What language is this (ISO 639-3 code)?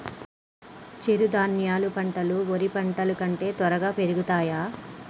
tel